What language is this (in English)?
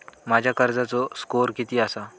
Marathi